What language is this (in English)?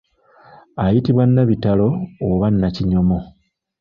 Ganda